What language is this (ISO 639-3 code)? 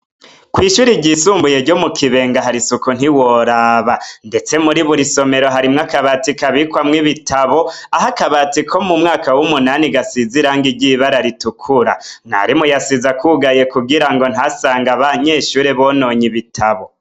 run